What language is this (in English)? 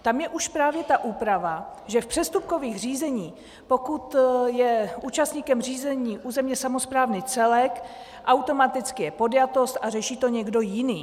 Czech